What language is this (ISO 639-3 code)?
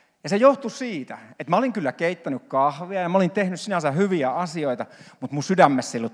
fin